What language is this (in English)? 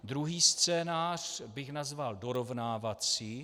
Czech